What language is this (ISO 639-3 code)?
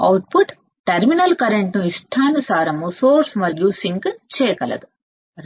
tel